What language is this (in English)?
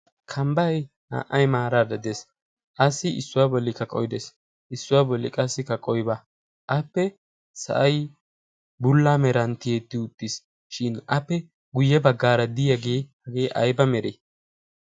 Wolaytta